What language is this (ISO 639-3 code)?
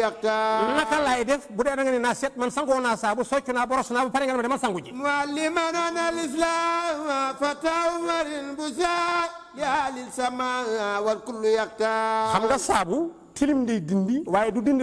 ara